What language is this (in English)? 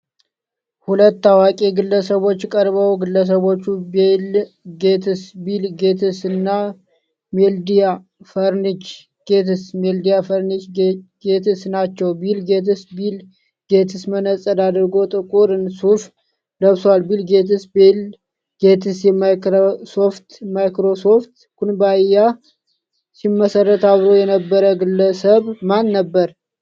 Amharic